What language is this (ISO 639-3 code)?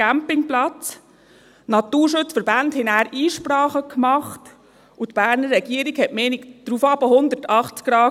gsw